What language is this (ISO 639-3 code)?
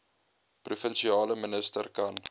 afr